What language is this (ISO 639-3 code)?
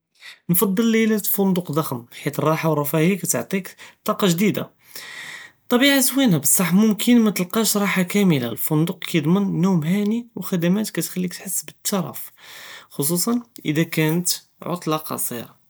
jrb